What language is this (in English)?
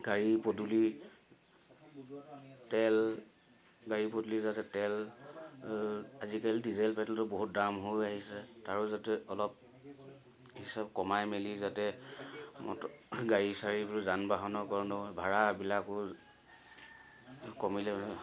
Assamese